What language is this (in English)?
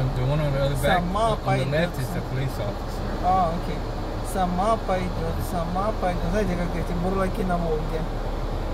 Russian